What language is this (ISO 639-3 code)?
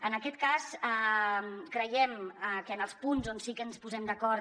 cat